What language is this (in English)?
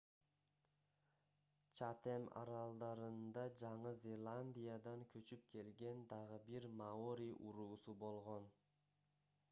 Kyrgyz